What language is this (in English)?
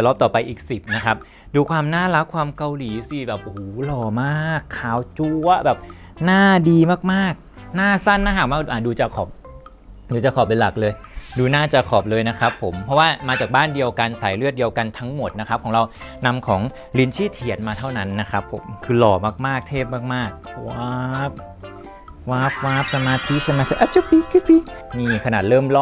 Thai